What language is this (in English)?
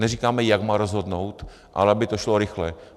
Czech